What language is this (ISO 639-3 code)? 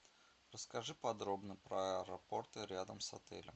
rus